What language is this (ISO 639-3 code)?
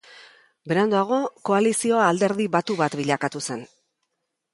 eus